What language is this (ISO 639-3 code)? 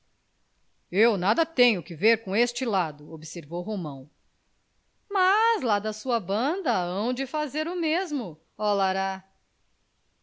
por